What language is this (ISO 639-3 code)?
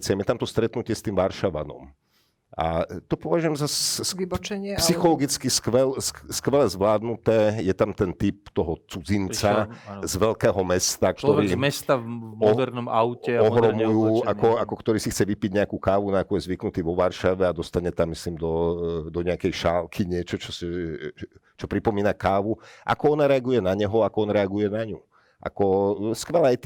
slk